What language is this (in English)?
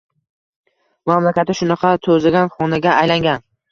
Uzbek